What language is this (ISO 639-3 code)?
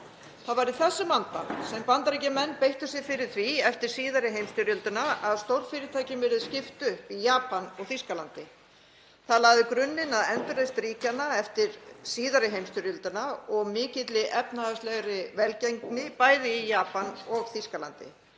isl